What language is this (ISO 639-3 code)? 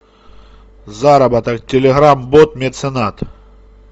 rus